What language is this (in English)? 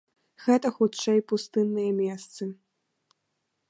Belarusian